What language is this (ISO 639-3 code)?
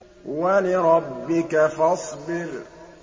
ara